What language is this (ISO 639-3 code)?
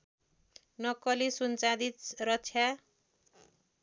nep